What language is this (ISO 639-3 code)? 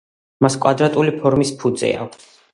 kat